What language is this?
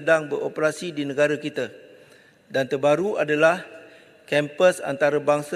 Malay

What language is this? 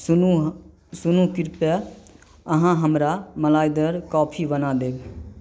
Maithili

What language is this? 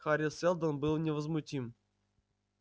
Russian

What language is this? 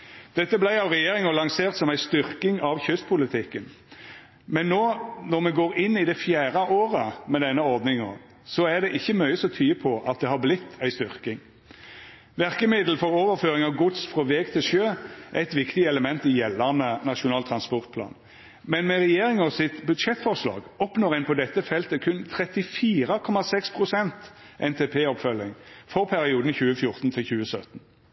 Norwegian Nynorsk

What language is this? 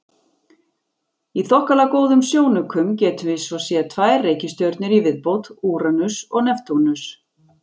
Icelandic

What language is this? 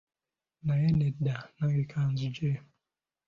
Ganda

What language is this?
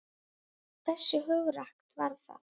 Icelandic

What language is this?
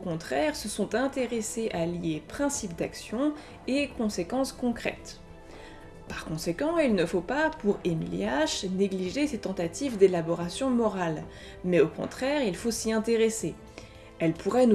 French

